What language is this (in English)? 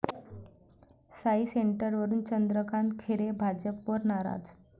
Marathi